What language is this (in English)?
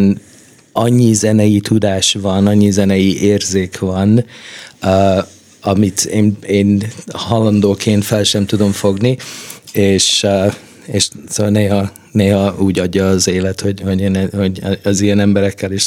Hungarian